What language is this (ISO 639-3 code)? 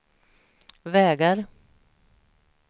swe